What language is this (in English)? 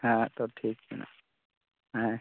Santali